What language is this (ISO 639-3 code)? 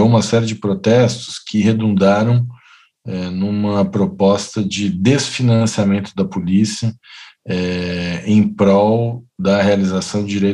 por